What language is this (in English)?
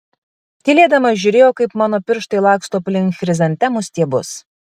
Lithuanian